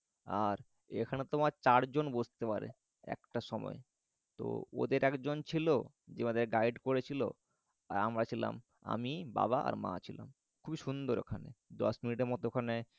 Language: Bangla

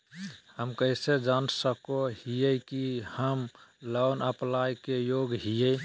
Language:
Magahi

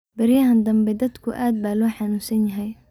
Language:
Somali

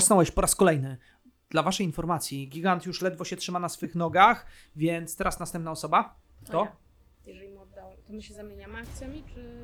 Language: Polish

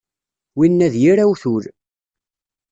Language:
Kabyle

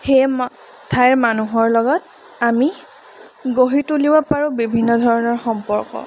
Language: Assamese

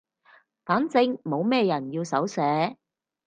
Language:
Cantonese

